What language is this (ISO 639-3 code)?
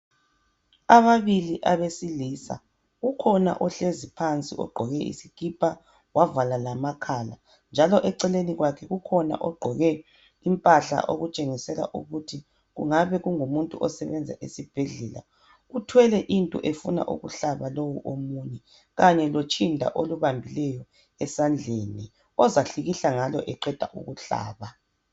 nde